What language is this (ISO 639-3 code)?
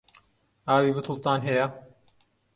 ckb